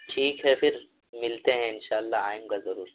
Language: Urdu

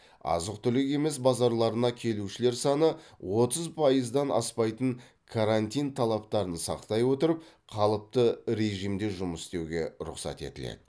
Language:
Kazakh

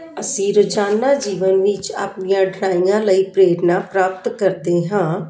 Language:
Punjabi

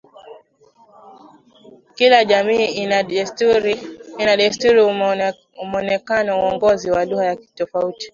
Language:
Swahili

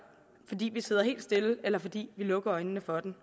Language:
Danish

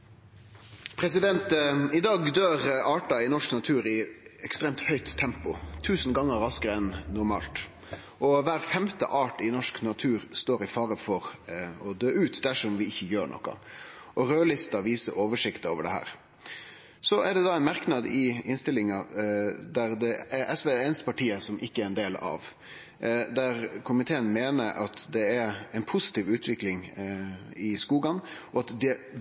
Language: Norwegian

